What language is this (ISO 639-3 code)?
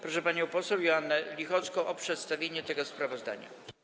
pol